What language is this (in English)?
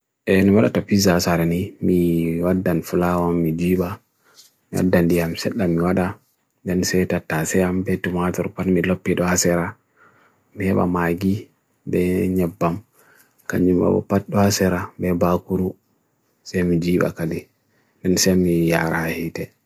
Bagirmi Fulfulde